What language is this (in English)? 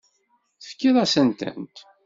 Kabyle